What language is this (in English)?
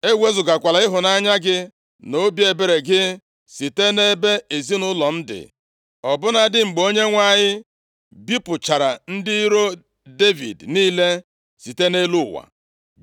Igbo